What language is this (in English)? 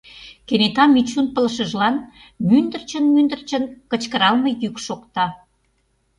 Mari